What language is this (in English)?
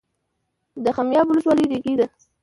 Pashto